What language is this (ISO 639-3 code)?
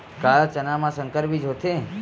hne